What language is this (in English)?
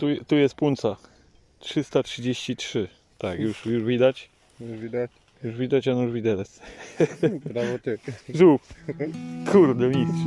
Polish